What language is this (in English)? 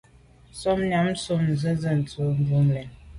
Medumba